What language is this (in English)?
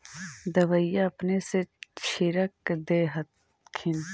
Magahi